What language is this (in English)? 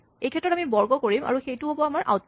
Assamese